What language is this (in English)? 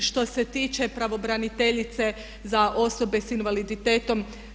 Croatian